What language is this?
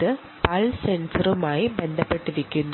Malayalam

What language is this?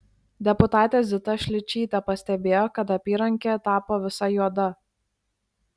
Lithuanian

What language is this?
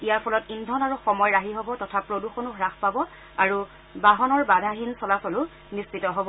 Assamese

